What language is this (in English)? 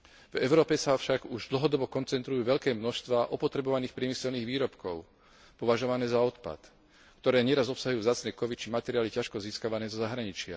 Slovak